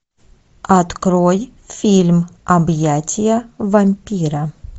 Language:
Russian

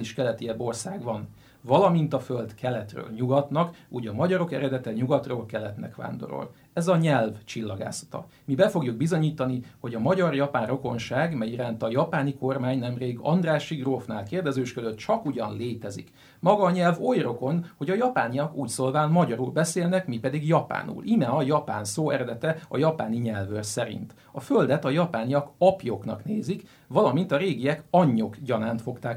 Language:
Hungarian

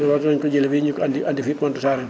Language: Wolof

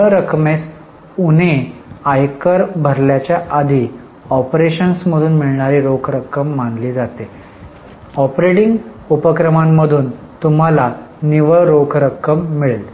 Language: Marathi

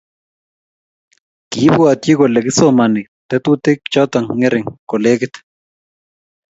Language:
Kalenjin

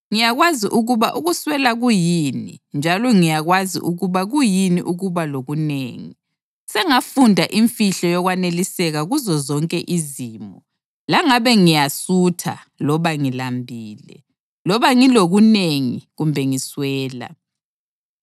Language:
North Ndebele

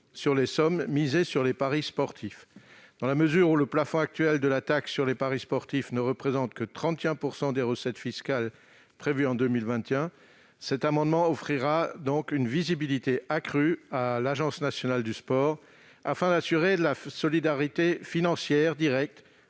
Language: French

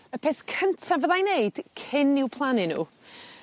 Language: Welsh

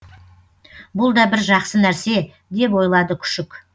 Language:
Kazakh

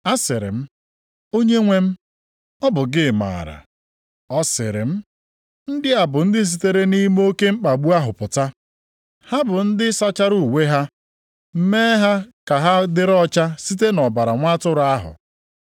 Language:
Igbo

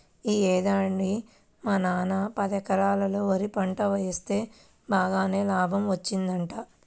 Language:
Telugu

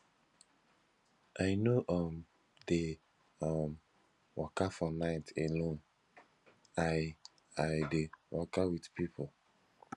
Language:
Nigerian Pidgin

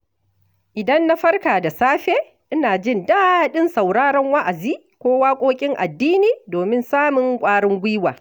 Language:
Hausa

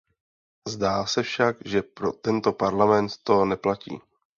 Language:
Czech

